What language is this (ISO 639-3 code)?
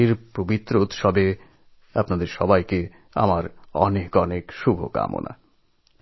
ben